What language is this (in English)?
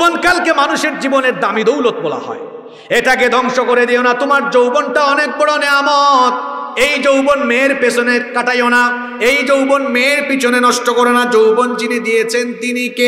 Arabic